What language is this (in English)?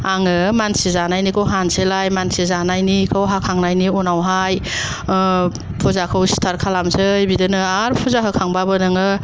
Bodo